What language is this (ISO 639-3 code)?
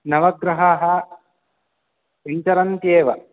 san